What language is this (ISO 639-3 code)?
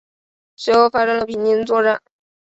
zho